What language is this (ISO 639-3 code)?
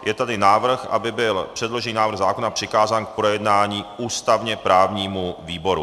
ces